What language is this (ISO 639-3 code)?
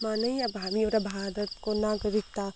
nep